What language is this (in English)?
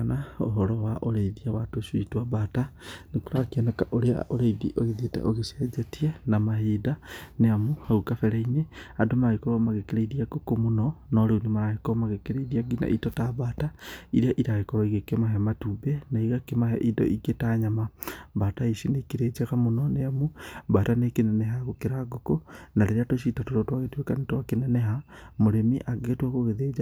Kikuyu